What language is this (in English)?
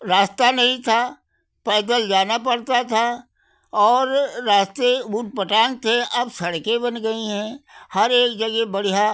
Hindi